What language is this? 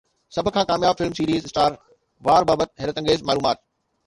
Sindhi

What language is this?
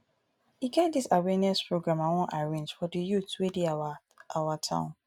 Nigerian Pidgin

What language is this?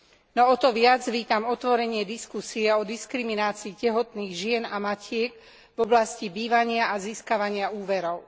Slovak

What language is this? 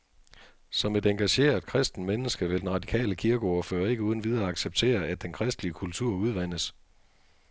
Danish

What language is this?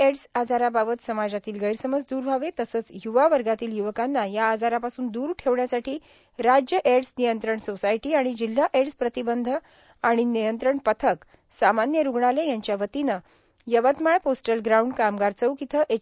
Marathi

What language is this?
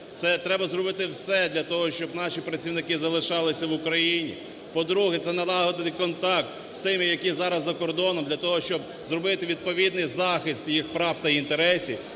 Ukrainian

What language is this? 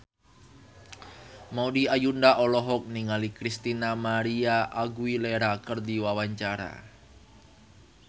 Sundanese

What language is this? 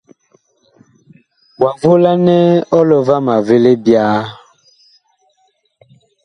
Bakoko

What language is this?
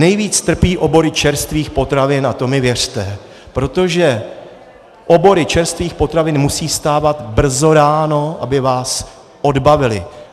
Czech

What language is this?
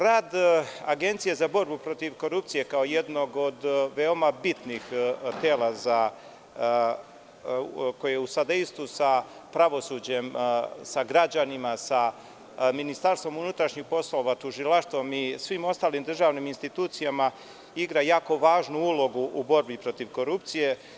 Serbian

